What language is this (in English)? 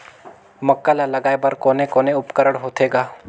Chhattisgarhi